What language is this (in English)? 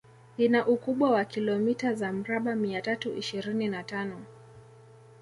Swahili